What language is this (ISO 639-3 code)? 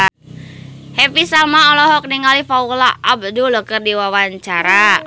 sun